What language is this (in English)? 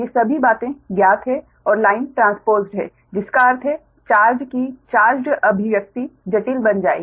Hindi